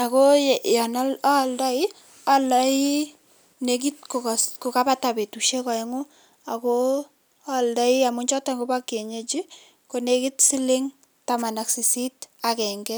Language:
Kalenjin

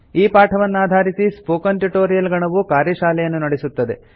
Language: Kannada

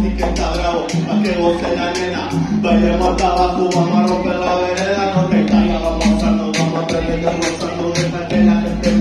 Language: Romanian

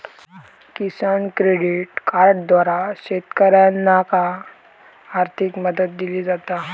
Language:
Marathi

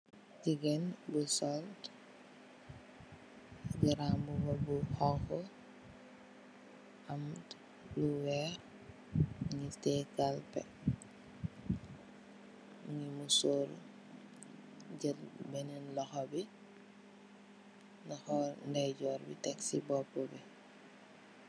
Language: Wolof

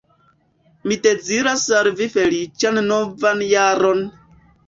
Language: Esperanto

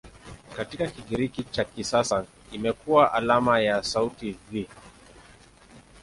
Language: Swahili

